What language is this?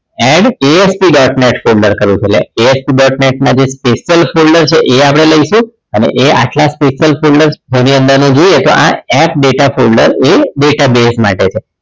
Gujarati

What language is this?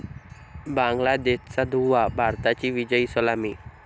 Marathi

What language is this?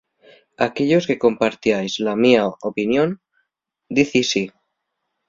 Asturian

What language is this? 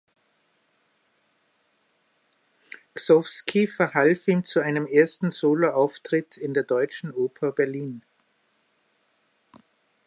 German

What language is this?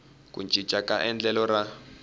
Tsonga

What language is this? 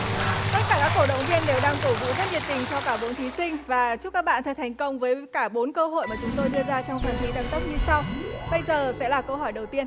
Vietnamese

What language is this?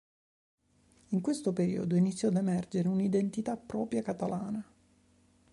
Italian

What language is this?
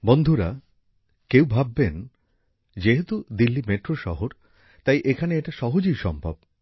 Bangla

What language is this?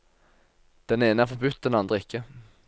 Norwegian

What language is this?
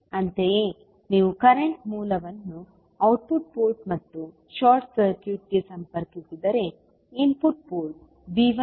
Kannada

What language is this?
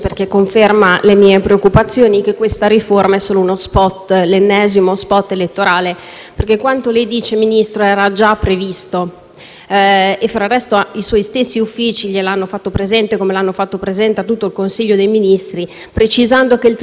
Italian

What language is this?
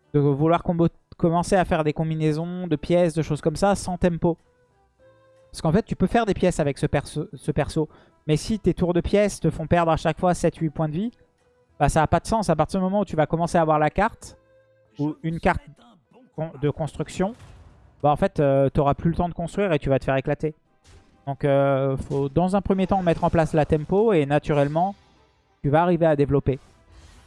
French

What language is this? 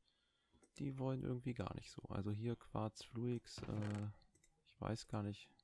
German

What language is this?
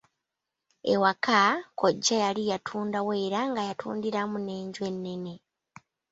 Ganda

